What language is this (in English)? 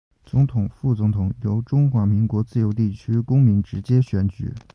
Chinese